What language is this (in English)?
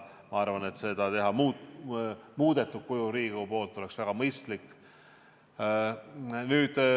Estonian